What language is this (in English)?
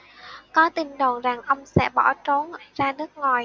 Vietnamese